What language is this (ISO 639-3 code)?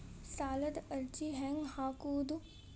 kan